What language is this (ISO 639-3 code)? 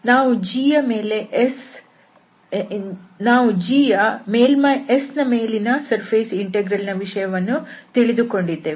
kan